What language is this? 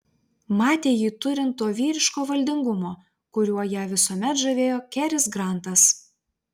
Lithuanian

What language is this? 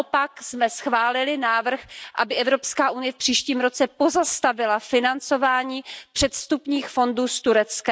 Czech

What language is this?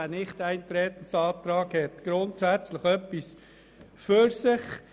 Swiss German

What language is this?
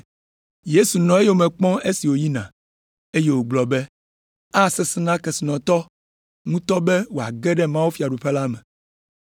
Ewe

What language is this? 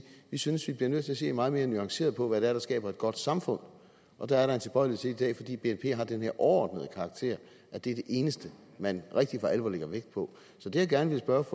Danish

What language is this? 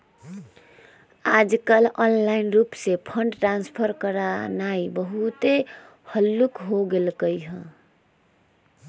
Magahi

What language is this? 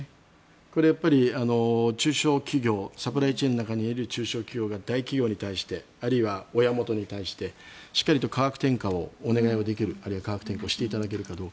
Japanese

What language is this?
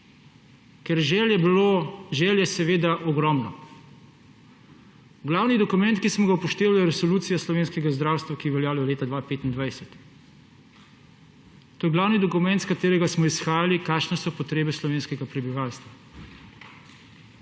Slovenian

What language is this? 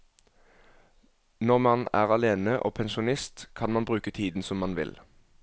Norwegian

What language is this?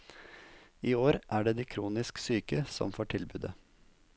Norwegian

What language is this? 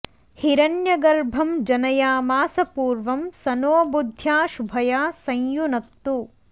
Sanskrit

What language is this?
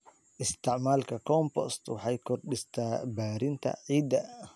Somali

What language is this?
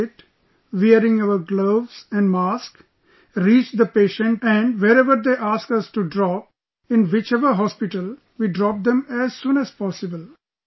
English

